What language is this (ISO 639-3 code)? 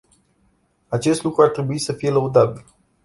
ron